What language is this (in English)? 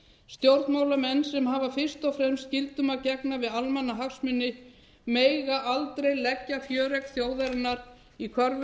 Icelandic